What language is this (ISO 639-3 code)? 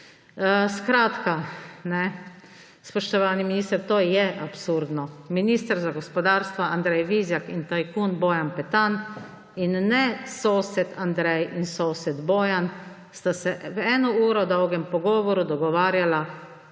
slv